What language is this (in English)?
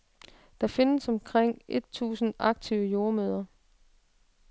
Danish